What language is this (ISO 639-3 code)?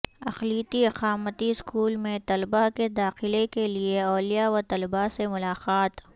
urd